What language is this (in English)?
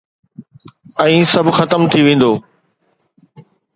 Sindhi